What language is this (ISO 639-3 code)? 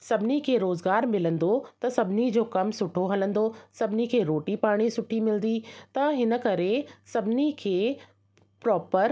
snd